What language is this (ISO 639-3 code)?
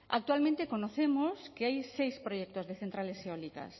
spa